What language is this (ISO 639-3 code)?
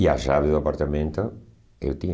por